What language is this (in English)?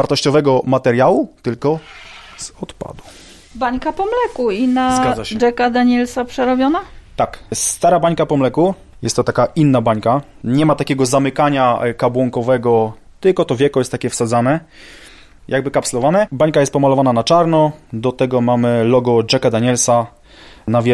Polish